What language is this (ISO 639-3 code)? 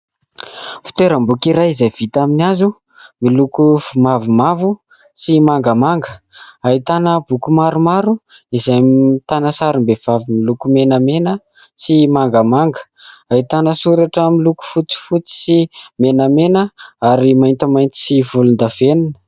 mlg